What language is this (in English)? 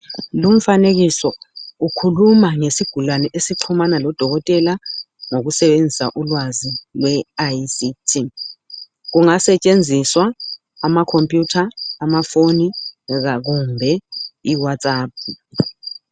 North Ndebele